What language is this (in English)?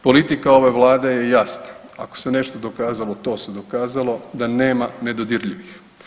Croatian